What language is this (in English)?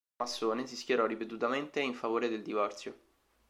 Italian